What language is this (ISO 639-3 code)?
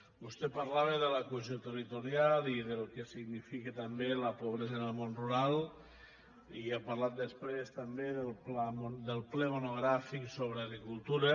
cat